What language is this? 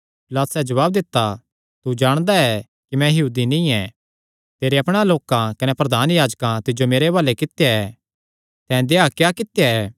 Kangri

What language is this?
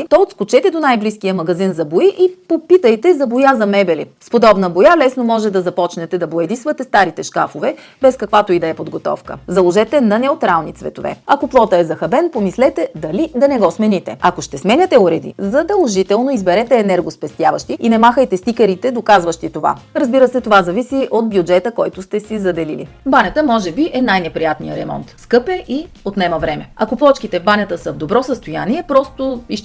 Bulgarian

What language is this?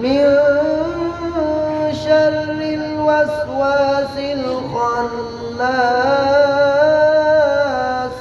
Arabic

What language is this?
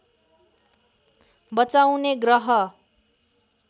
Nepali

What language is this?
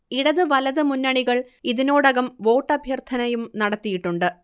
Malayalam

